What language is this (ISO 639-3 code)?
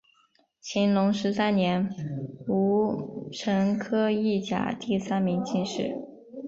zho